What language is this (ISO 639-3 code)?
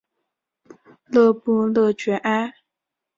zho